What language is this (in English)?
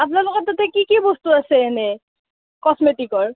Assamese